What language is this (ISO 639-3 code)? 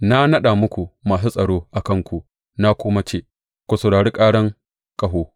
hau